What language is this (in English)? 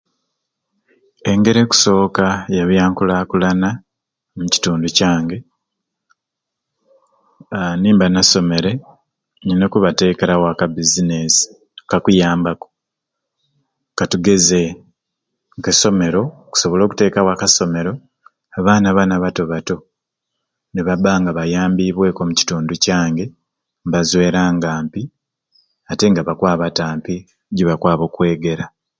Ruuli